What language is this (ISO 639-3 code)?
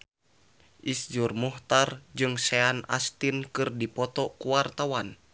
sun